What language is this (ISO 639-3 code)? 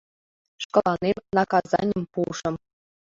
chm